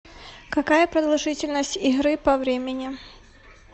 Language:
Russian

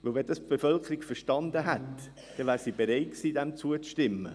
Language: Swiss German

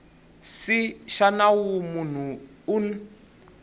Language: Tsonga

